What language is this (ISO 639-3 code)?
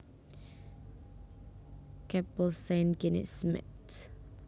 jav